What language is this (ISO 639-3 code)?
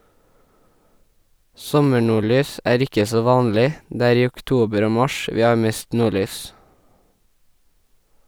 nor